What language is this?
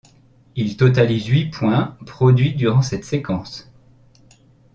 French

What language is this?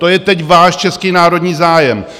Czech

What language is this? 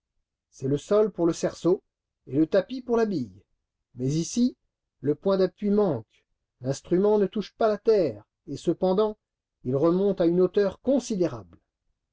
French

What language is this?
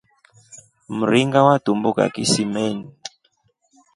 Rombo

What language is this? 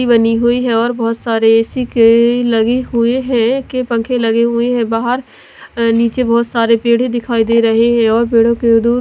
Hindi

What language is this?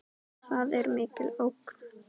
Icelandic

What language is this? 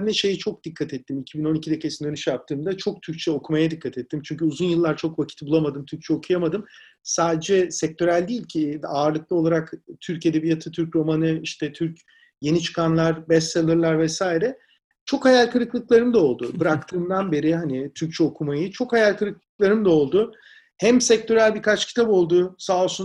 Turkish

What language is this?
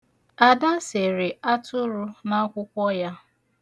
Igbo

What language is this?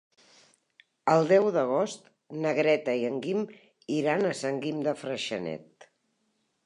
Catalan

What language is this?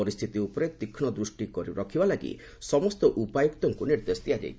Odia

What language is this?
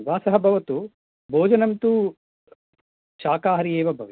Sanskrit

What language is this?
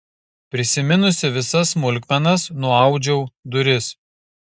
Lithuanian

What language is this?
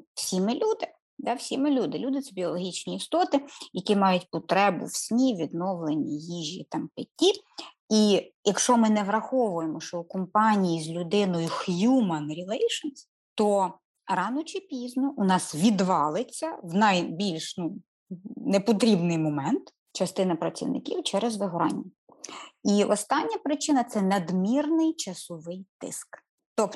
Ukrainian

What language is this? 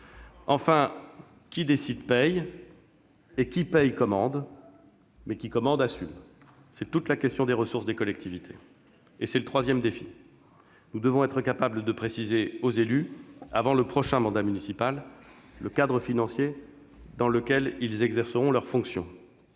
French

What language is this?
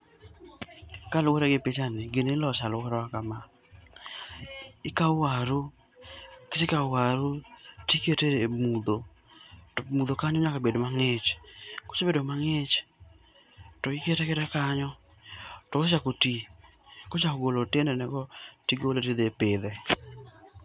Luo (Kenya and Tanzania)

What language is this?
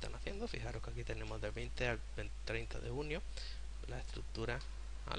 Spanish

